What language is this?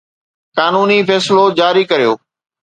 Sindhi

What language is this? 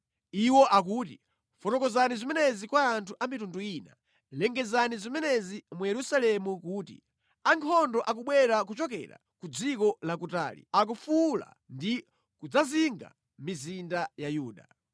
Nyanja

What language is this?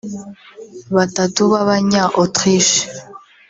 Kinyarwanda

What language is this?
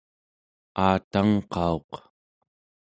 Central Yupik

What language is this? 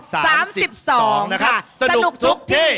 Thai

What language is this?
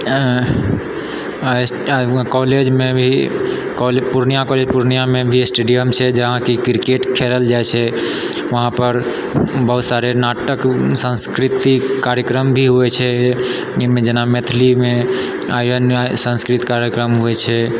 Maithili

